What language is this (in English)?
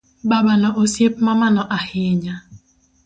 Luo (Kenya and Tanzania)